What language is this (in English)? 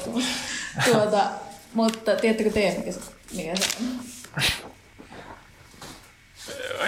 Finnish